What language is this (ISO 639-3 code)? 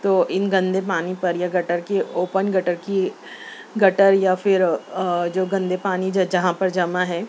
urd